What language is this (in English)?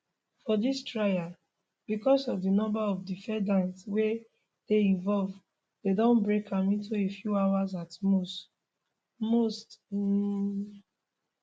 Nigerian Pidgin